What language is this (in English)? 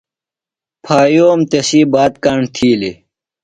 Phalura